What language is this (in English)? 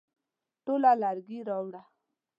Pashto